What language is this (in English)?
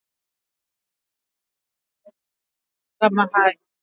Swahili